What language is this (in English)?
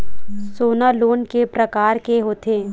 Chhattisgarhi